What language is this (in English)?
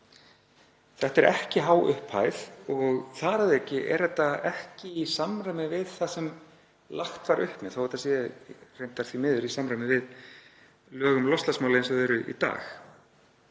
Icelandic